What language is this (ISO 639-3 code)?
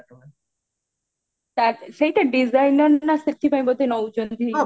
ori